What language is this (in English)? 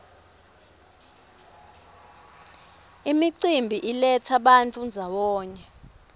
Swati